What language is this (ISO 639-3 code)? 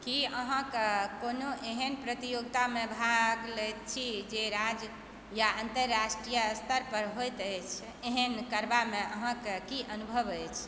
mai